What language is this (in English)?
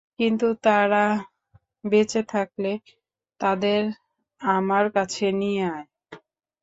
Bangla